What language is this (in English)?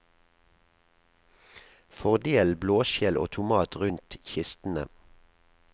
Norwegian